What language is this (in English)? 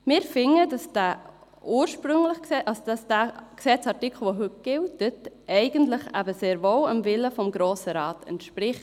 Swiss German